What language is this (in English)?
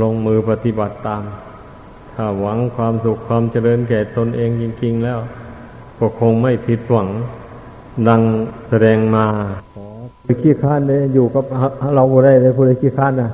Thai